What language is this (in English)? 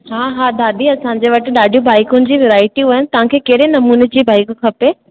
Sindhi